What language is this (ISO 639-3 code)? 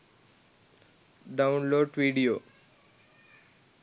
sin